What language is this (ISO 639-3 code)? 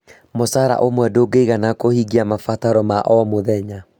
kik